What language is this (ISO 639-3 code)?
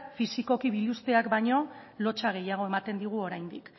eus